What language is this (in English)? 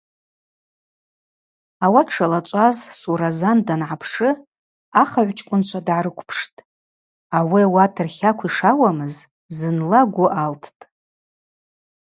Abaza